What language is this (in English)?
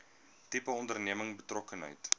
Afrikaans